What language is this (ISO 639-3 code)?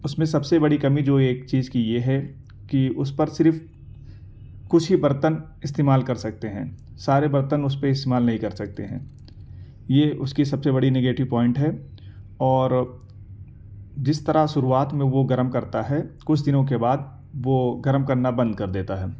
urd